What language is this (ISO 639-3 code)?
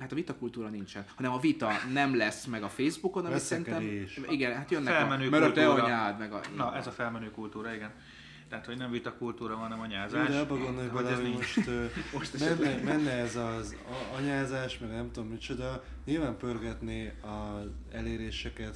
hun